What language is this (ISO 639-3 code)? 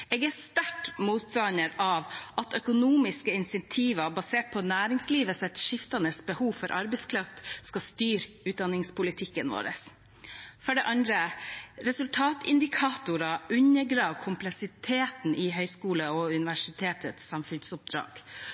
nob